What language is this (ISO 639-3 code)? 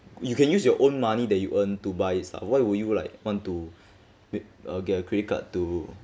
eng